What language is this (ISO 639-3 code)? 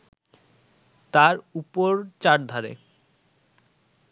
ben